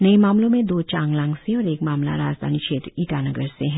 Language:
Hindi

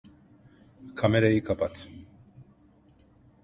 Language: Turkish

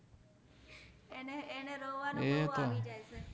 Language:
Gujarati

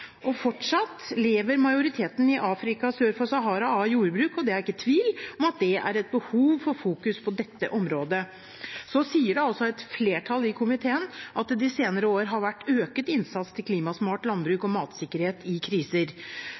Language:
Norwegian Bokmål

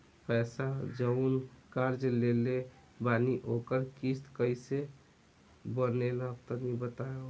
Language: Bhojpuri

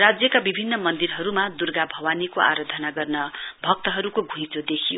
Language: Nepali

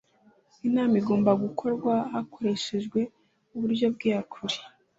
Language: Kinyarwanda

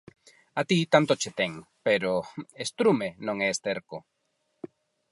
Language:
Galician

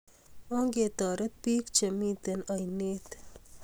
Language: Kalenjin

